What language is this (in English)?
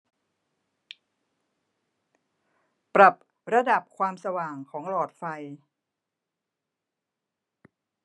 Thai